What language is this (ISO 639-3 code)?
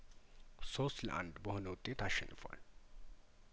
amh